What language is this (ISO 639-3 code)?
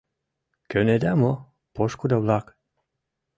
chm